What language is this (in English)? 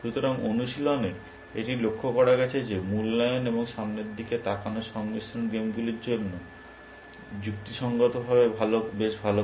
Bangla